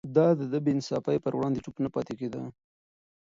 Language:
Pashto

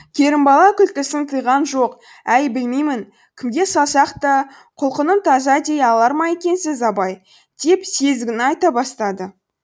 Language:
Kazakh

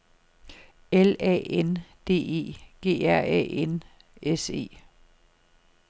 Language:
Danish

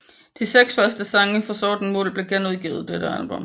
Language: Danish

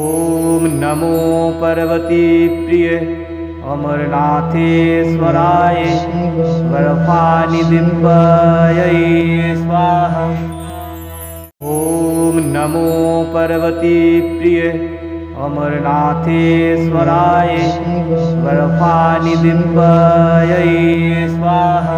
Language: Romanian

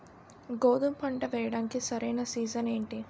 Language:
Telugu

